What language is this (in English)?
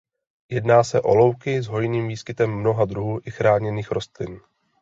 Czech